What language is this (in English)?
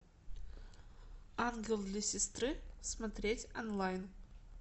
Russian